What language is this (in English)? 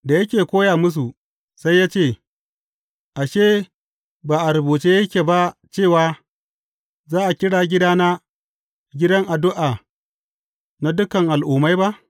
Hausa